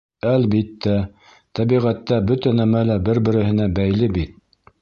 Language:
Bashkir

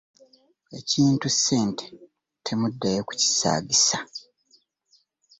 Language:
Ganda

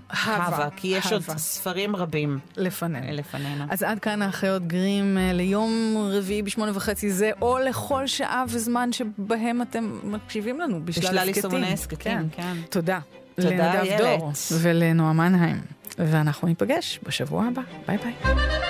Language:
Hebrew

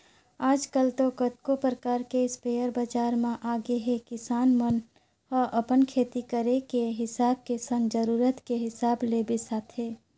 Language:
Chhattisgarhi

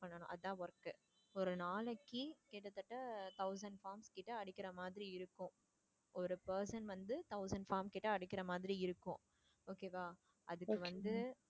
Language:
Tamil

